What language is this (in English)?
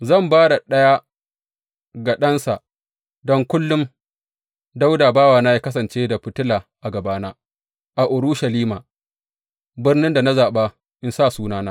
Hausa